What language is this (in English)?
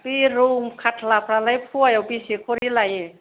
Bodo